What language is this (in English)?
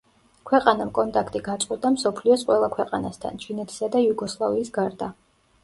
Georgian